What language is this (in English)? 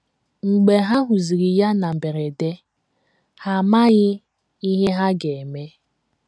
Igbo